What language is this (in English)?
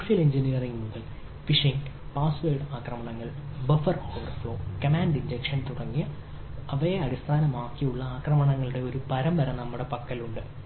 Malayalam